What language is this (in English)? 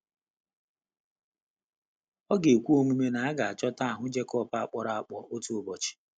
Igbo